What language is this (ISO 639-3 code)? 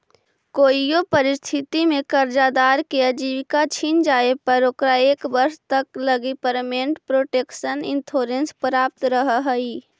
mag